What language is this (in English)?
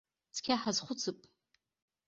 Abkhazian